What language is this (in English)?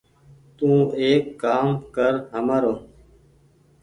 Goaria